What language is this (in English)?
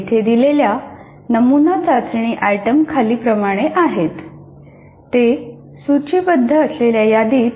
Marathi